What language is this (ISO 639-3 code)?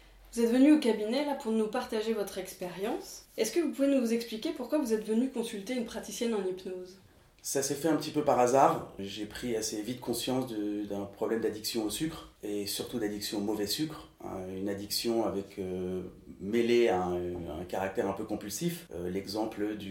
fra